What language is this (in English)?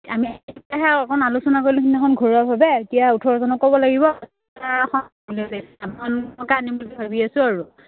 Assamese